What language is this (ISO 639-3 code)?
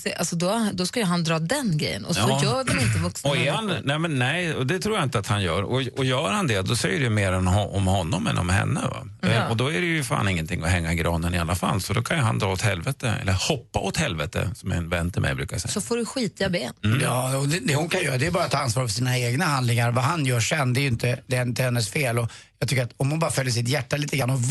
swe